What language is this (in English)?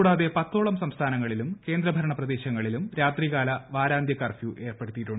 Malayalam